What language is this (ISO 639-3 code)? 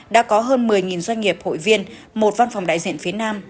vie